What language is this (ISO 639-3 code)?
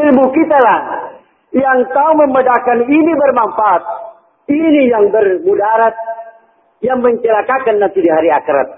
msa